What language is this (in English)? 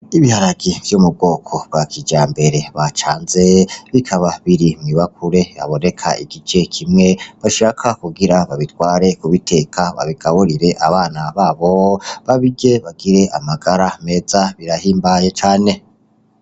Rundi